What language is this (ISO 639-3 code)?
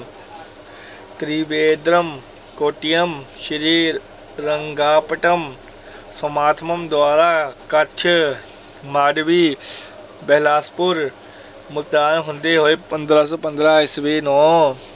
pan